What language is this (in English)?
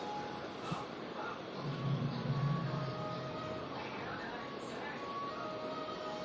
Kannada